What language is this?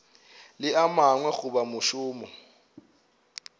Northern Sotho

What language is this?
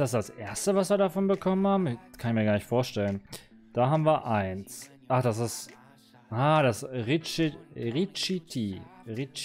German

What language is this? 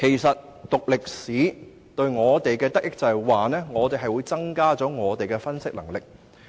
Cantonese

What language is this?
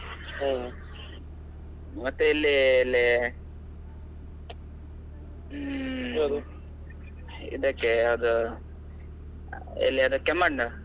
Kannada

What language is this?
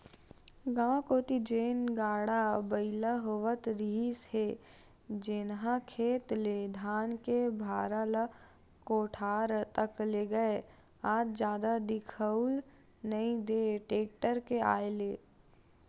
Chhattisgarhi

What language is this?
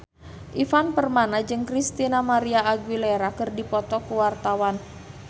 Sundanese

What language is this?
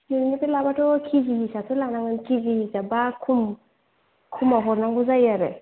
Bodo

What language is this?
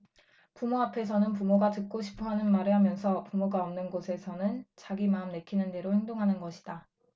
Korean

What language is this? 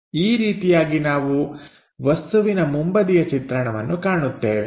Kannada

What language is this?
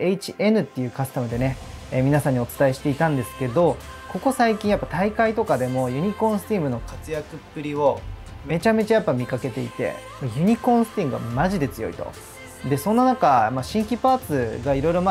Japanese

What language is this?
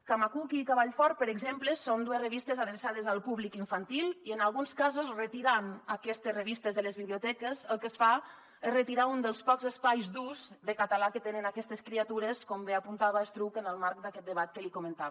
Catalan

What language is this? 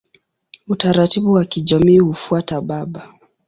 Swahili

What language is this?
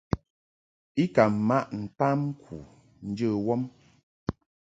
Mungaka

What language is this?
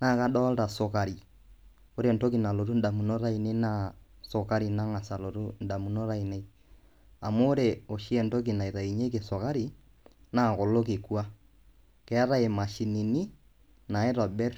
Masai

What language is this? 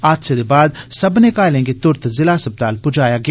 Dogri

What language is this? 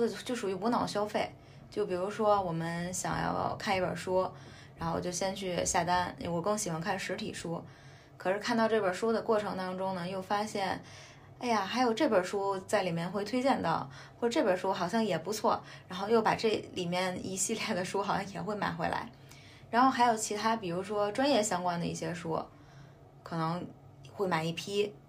Chinese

